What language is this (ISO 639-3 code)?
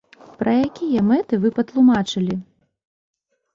bel